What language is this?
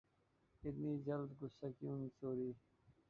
Urdu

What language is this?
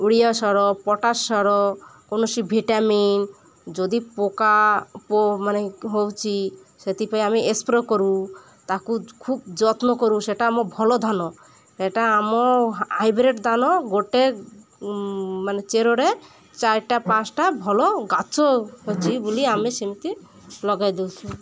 Odia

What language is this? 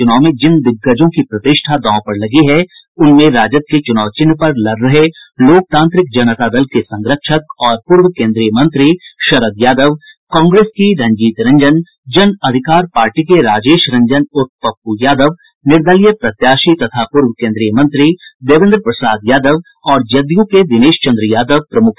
Hindi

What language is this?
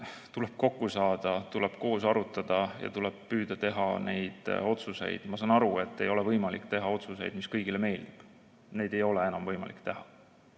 Estonian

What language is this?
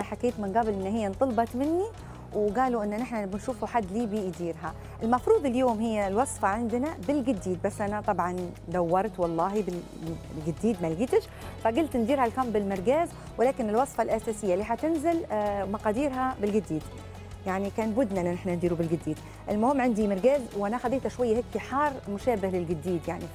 Arabic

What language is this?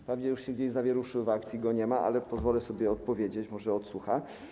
Polish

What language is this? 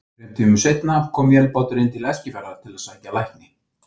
Icelandic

